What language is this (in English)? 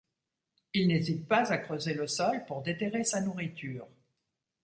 French